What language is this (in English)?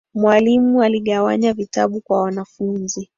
Swahili